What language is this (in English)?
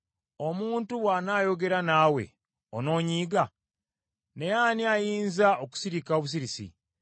Ganda